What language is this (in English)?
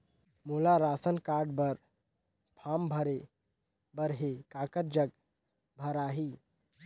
Chhattisgarhi